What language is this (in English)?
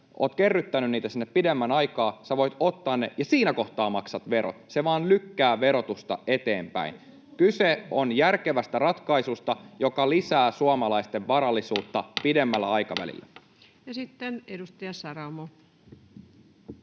Finnish